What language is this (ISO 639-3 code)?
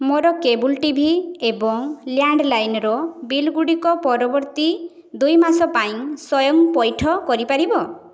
ori